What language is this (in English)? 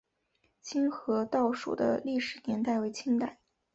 Chinese